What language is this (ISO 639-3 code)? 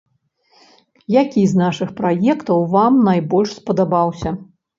bel